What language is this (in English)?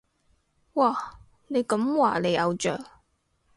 Cantonese